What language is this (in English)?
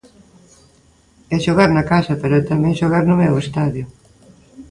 Galician